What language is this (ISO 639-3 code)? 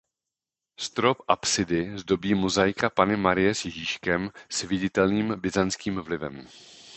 ces